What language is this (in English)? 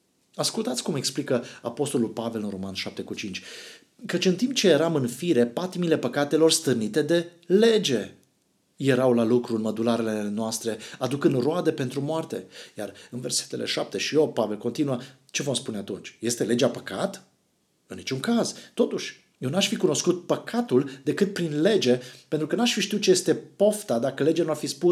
Romanian